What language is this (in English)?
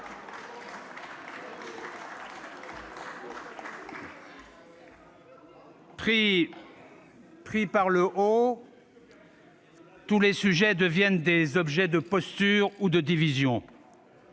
French